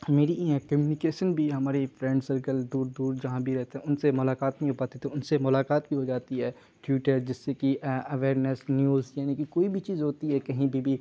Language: Urdu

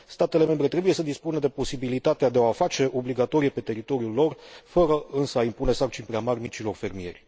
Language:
Romanian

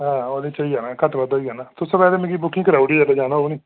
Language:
Dogri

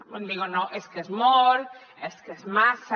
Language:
Catalan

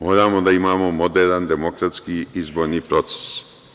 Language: Serbian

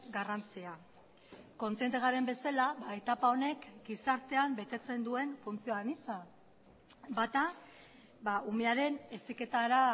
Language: Basque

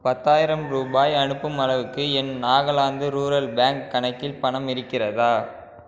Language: Tamil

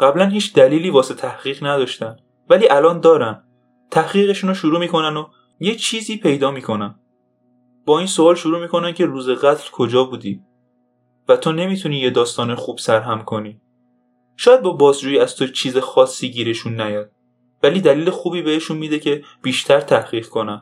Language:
Persian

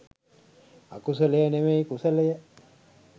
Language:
Sinhala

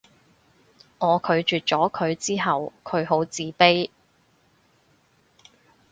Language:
Cantonese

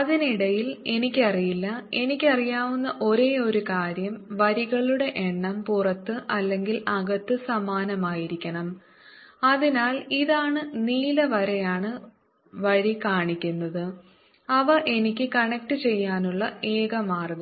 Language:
Malayalam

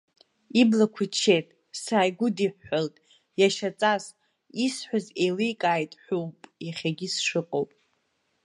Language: Abkhazian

